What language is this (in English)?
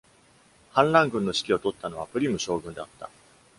Japanese